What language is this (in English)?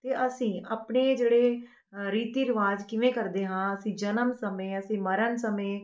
Punjabi